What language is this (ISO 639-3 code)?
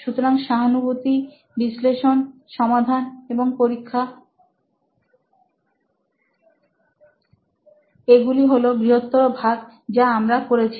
ben